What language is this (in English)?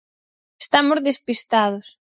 Galician